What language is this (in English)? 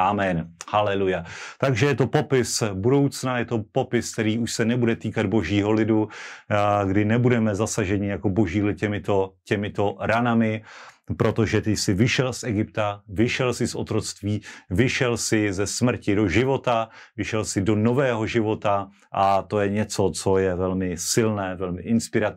Czech